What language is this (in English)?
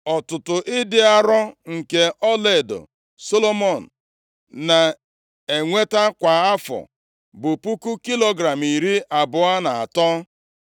Igbo